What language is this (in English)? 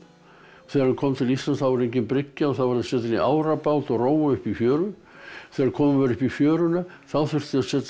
Icelandic